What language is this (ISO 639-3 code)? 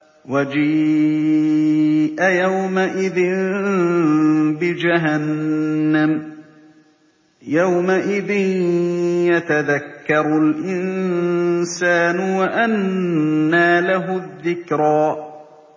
ara